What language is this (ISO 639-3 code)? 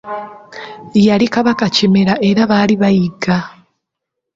lug